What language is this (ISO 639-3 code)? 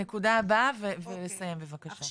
heb